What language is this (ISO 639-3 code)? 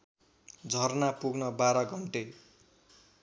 nep